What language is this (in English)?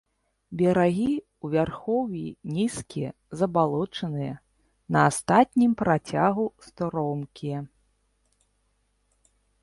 Belarusian